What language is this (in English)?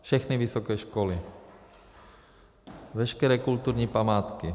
Czech